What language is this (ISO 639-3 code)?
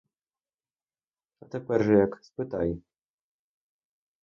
ukr